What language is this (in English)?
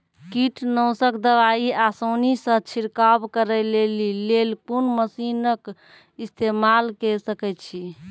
Maithili